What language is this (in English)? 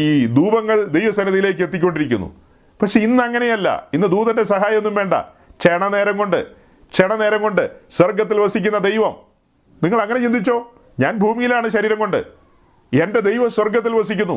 Malayalam